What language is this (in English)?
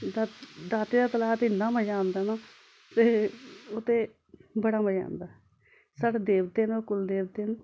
Dogri